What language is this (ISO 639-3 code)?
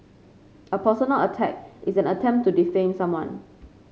eng